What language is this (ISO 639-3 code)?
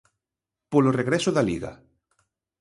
glg